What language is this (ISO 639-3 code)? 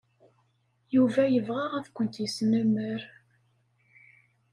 kab